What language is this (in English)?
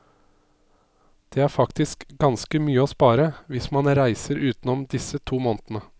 Norwegian